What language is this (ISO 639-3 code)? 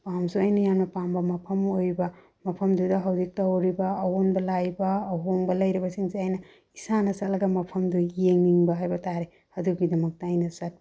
mni